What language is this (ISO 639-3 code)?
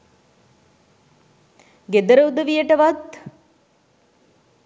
sin